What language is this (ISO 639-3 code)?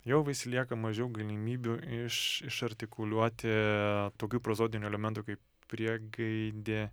lit